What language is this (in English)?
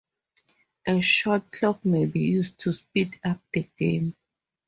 English